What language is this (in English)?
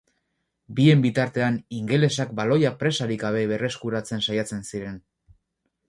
Basque